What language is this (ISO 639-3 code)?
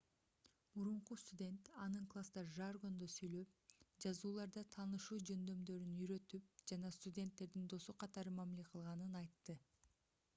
kir